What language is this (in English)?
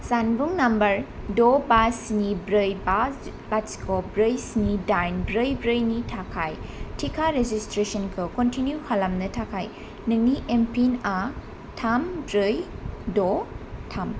Bodo